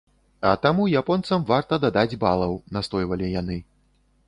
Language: Belarusian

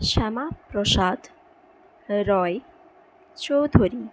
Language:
Bangla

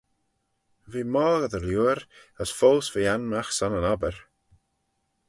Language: Manx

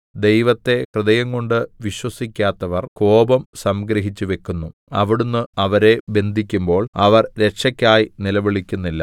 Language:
Malayalam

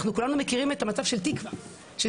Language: Hebrew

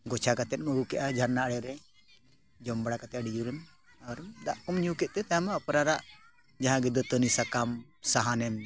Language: Santali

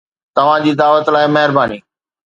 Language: Sindhi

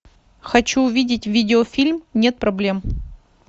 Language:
Russian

